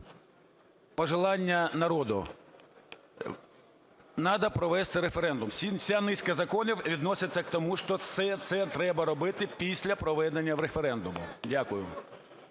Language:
Ukrainian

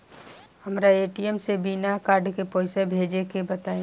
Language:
Bhojpuri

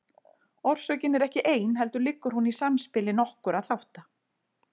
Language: Icelandic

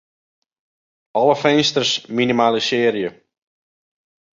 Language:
Western Frisian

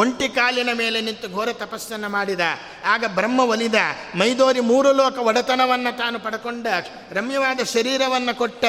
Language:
Kannada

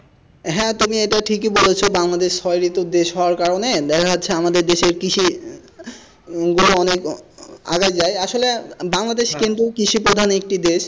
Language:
Bangla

